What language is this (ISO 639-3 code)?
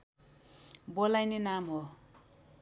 nep